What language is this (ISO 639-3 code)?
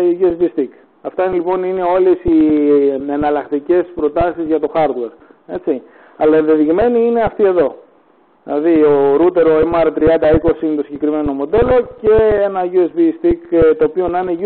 ell